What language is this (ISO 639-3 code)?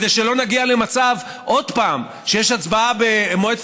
heb